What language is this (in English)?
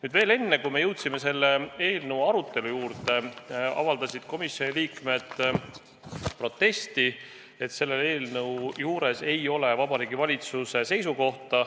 Estonian